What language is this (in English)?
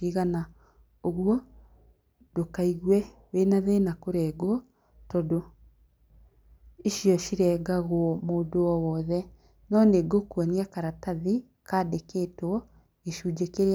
Kikuyu